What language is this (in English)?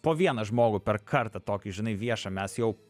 Lithuanian